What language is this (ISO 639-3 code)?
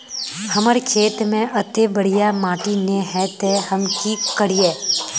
mag